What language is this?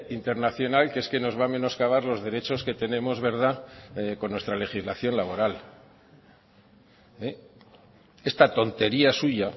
Spanish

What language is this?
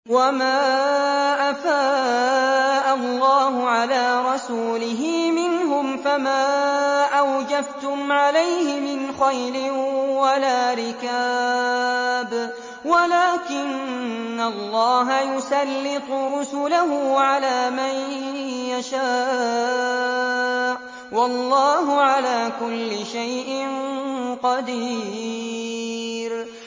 Arabic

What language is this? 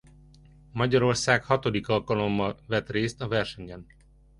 Hungarian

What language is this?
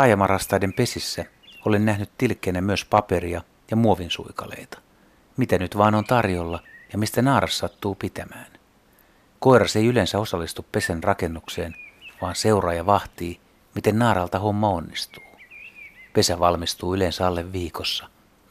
Finnish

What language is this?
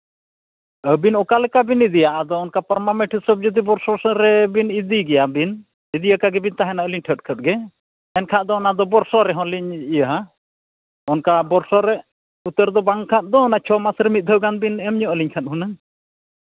Santali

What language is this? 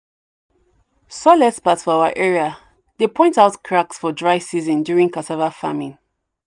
Nigerian Pidgin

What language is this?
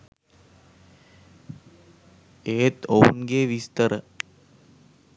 Sinhala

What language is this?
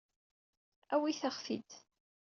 Kabyle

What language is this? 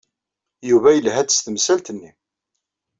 Kabyle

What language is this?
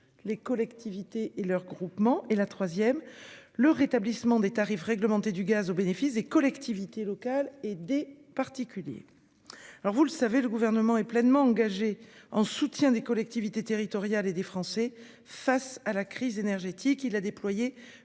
French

